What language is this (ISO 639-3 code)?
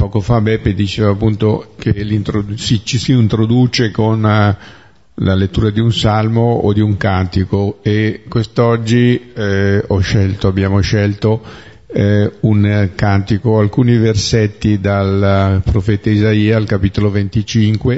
ita